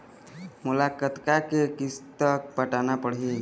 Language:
Chhattisgarhi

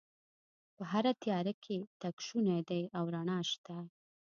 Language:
Pashto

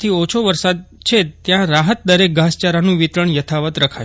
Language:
Gujarati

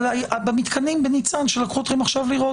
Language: Hebrew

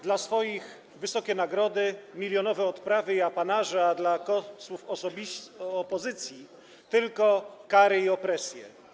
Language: Polish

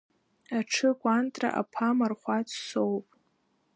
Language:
Abkhazian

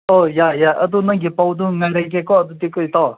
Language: Manipuri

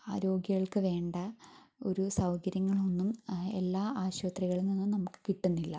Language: Malayalam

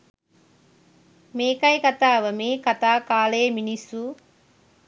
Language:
Sinhala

